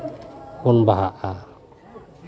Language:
Santali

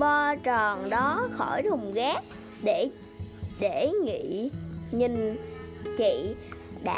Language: Vietnamese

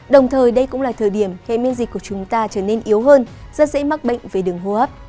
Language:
Vietnamese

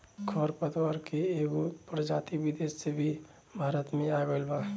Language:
Bhojpuri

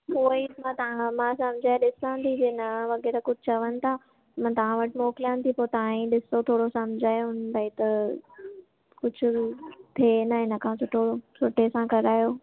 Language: Sindhi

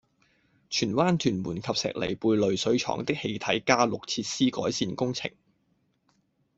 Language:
Cantonese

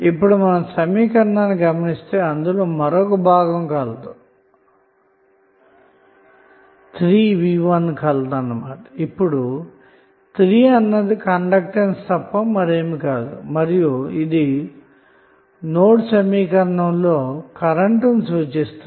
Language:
Telugu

